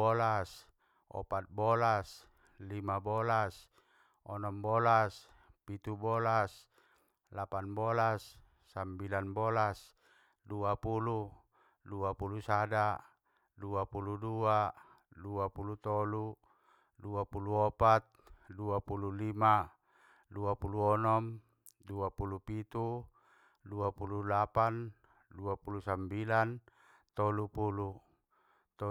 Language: Batak Mandailing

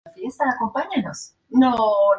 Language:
Spanish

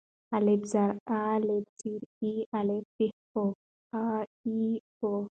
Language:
Pashto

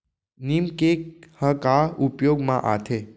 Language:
Chhattisgarhi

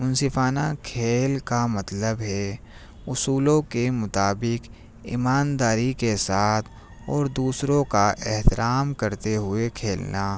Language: Urdu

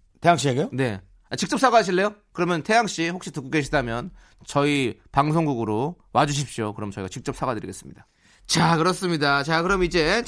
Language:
Korean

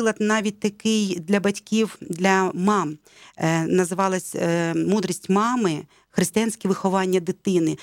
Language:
Ukrainian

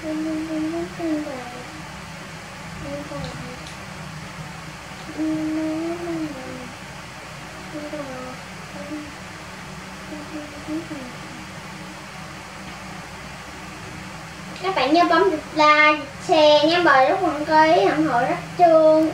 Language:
Vietnamese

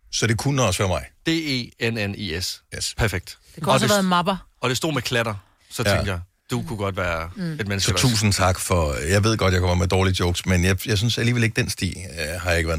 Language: Danish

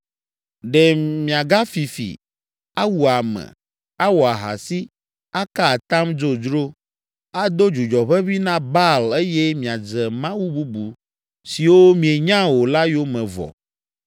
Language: Ewe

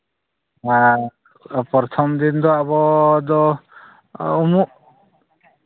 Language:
Santali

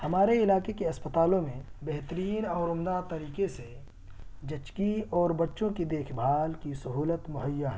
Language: Urdu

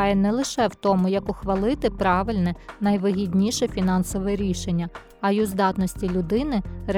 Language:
Ukrainian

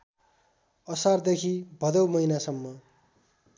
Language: Nepali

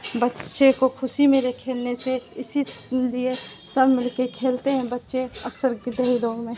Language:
Urdu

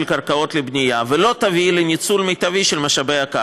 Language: Hebrew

